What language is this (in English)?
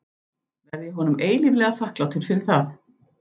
Icelandic